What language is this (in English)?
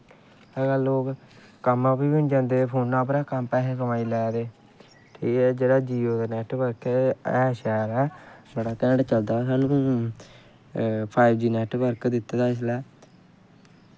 Dogri